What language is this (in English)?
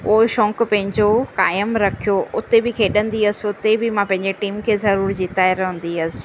Sindhi